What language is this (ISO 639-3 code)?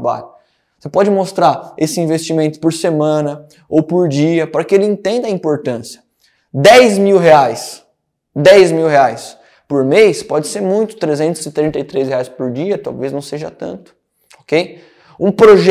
por